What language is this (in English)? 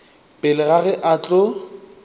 Northern Sotho